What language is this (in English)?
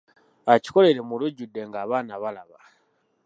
Ganda